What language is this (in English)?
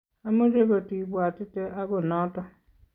Kalenjin